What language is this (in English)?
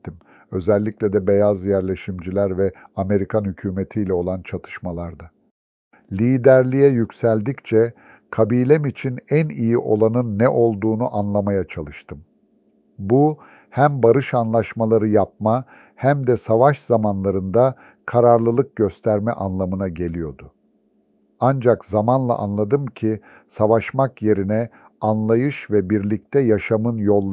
Turkish